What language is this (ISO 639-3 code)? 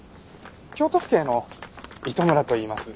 jpn